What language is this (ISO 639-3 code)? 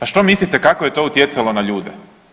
hrv